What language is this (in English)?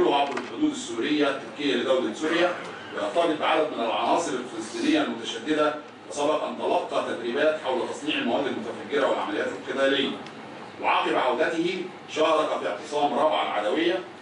Arabic